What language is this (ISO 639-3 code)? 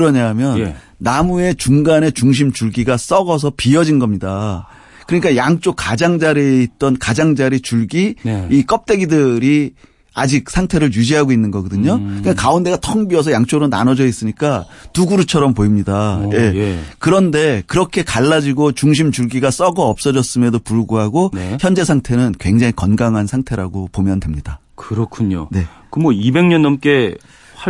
kor